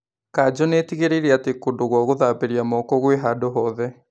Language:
Kikuyu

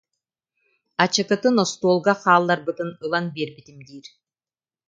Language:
Yakut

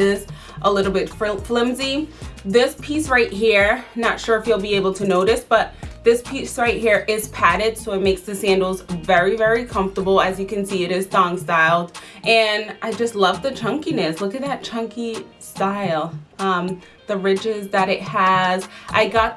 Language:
English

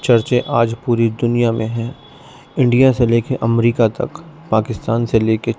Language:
Urdu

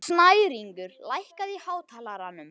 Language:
Icelandic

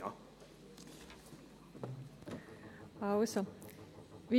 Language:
Swiss German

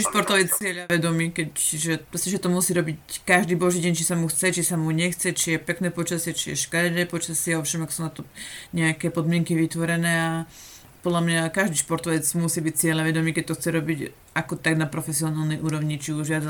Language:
Slovak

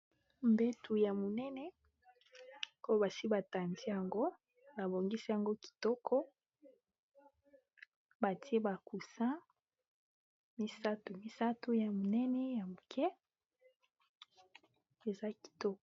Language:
Lingala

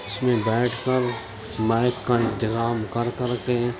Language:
Urdu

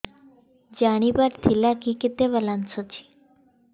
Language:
Odia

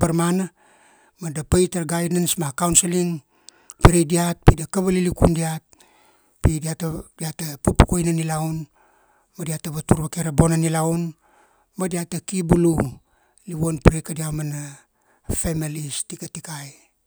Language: Kuanua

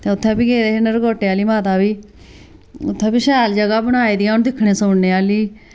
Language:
Dogri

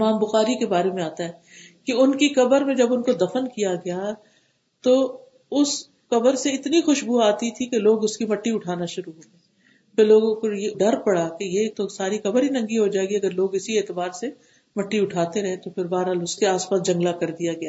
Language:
Urdu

